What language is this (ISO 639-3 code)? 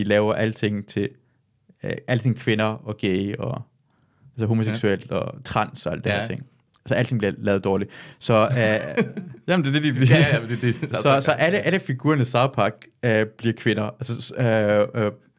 dan